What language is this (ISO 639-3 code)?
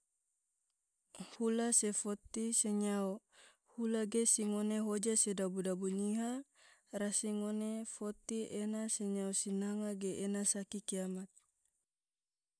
tvo